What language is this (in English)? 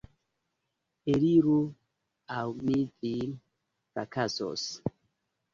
Esperanto